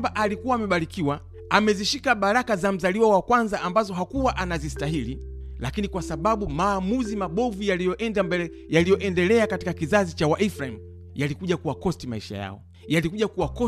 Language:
Swahili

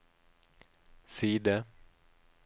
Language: Norwegian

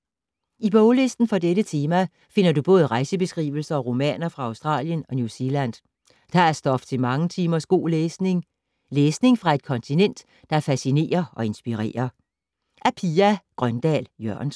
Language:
Danish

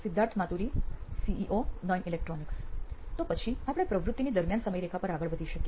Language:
Gujarati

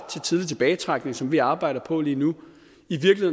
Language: Danish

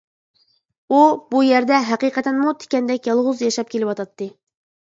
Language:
Uyghur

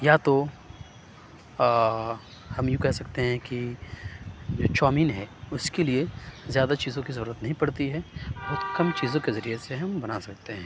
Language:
Urdu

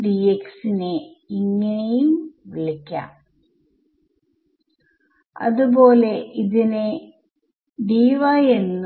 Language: Malayalam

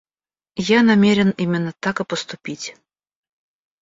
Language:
Russian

